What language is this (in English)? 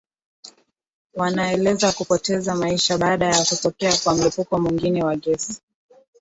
Swahili